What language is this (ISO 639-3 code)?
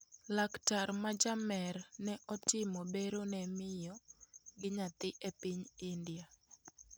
luo